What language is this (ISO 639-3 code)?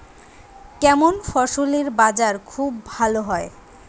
ben